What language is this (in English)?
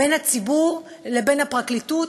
Hebrew